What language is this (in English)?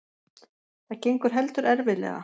Icelandic